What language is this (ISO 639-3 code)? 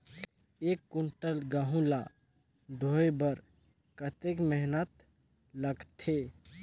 hne